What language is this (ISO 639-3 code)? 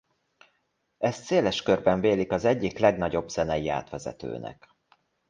hun